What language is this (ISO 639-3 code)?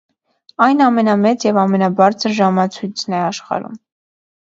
hye